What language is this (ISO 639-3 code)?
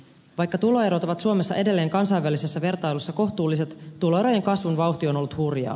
fin